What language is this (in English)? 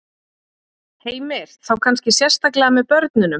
Icelandic